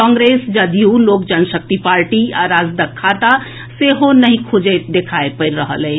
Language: Maithili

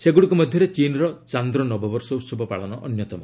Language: Odia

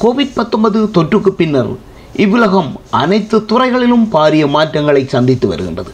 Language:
Tamil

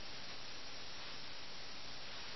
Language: Malayalam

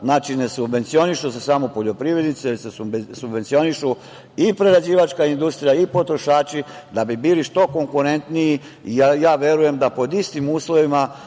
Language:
Serbian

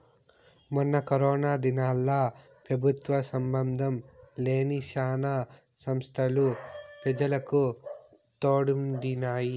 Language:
Telugu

